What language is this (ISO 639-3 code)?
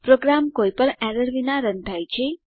guj